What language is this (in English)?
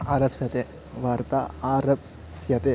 Sanskrit